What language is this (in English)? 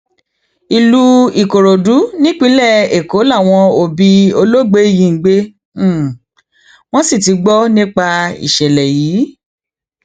Yoruba